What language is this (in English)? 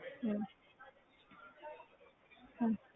Punjabi